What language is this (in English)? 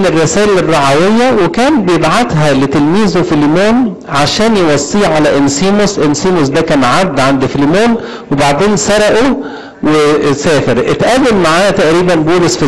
Arabic